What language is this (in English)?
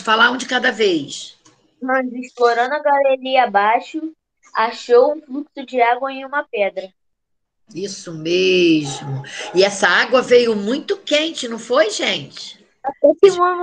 Portuguese